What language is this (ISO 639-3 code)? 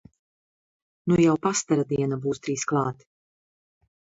lav